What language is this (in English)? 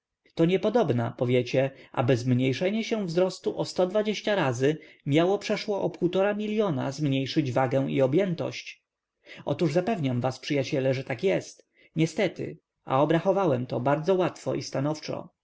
Polish